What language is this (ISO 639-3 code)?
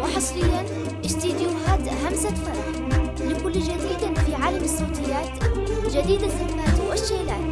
ara